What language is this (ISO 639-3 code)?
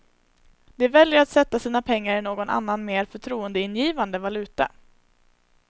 swe